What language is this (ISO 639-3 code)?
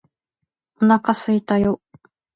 jpn